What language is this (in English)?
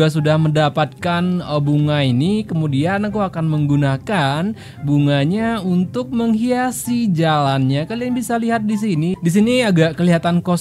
Indonesian